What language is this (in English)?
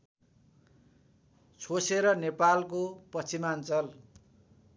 Nepali